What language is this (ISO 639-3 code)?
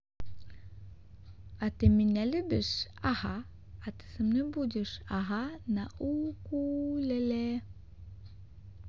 rus